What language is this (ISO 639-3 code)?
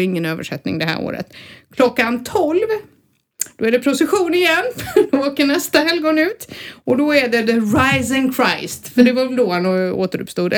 swe